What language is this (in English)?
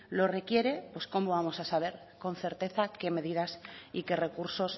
Spanish